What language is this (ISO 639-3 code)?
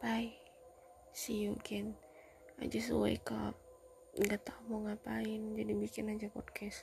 ind